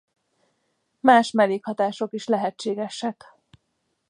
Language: Hungarian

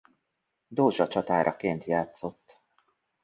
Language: Hungarian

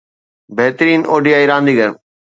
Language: Sindhi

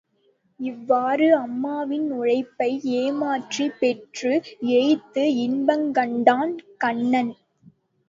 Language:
Tamil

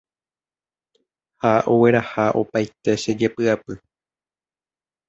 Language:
Guarani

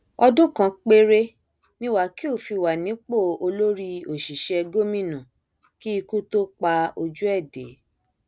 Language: Yoruba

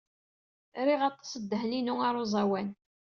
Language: Kabyle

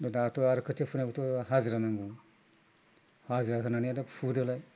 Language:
Bodo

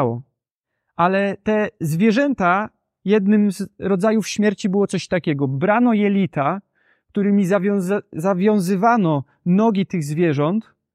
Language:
Polish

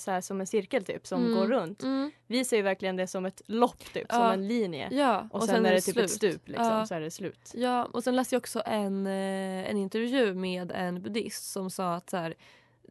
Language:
Swedish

